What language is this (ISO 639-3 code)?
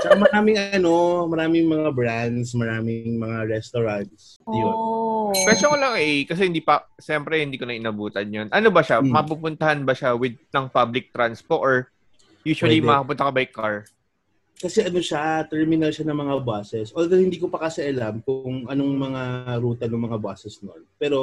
fil